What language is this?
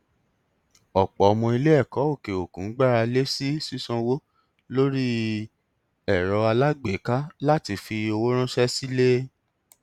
Yoruba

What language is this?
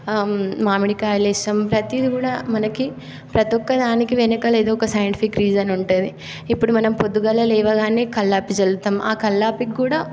Telugu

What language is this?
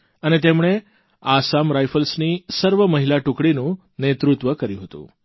Gujarati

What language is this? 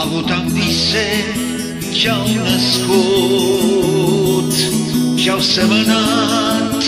Romanian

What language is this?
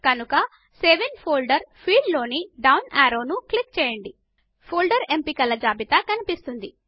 Telugu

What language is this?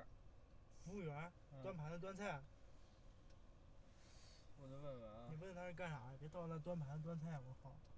Chinese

